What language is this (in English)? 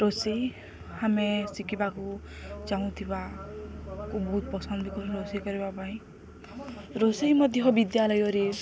Odia